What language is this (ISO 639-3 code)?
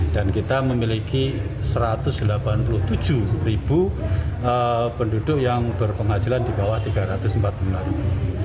ind